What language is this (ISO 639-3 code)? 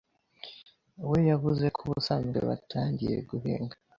kin